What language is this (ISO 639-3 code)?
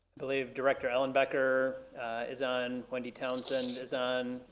eng